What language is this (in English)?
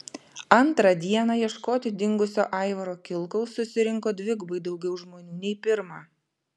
Lithuanian